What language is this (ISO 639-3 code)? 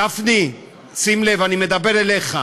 heb